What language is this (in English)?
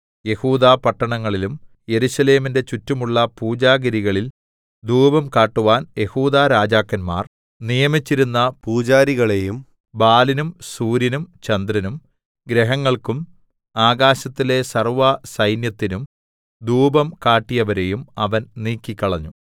Malayalam